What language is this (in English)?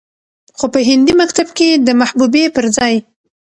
Pashto